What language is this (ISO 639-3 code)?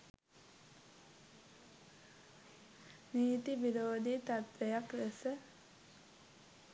sin